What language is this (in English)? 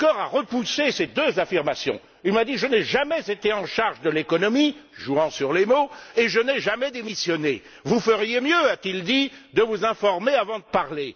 French